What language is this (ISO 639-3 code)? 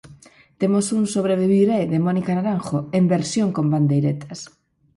glg